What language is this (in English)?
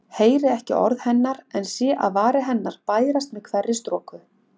Icelandic